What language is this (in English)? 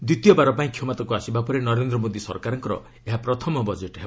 Odia